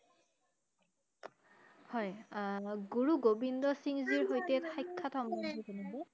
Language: Assamese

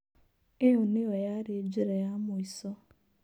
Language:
Kikuyu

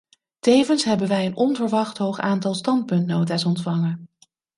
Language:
Dutch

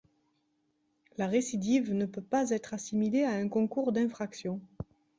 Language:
French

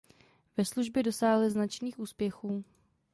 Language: Czech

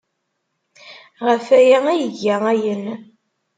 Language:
Kabyle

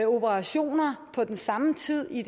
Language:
Danish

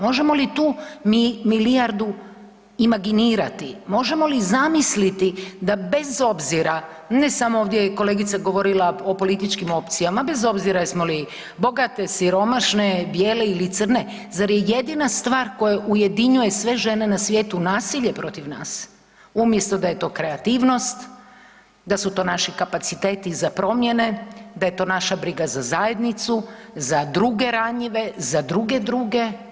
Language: Croatian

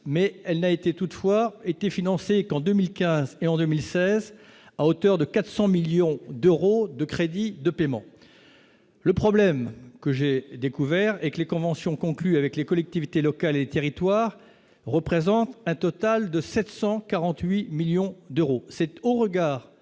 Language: French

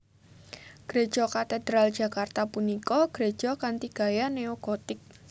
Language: Javanese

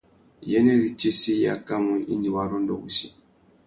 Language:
Tuki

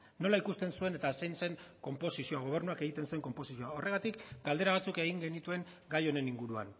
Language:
Basque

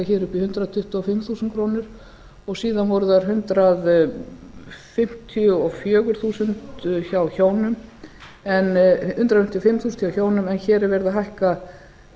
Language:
Icelandic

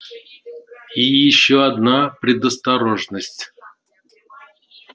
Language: Russian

